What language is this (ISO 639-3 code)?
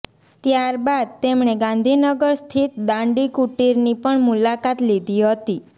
guj